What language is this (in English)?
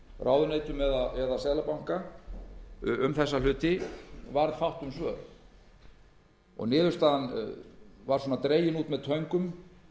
Icelandic